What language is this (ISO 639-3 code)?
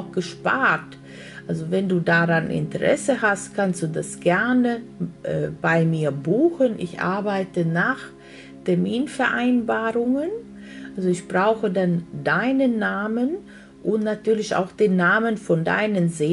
deu